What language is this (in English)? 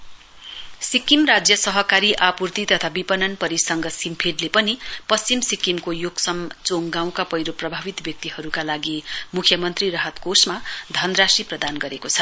Nepali